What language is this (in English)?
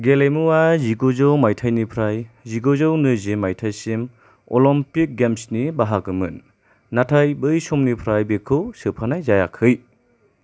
Bodo